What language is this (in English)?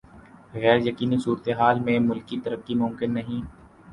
Urdu